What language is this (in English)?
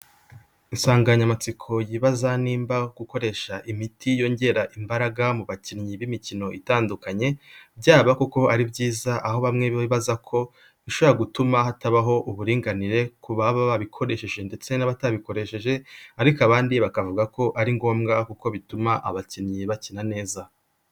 Kinyarwanda